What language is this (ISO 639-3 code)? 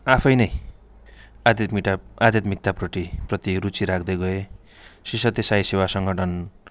nep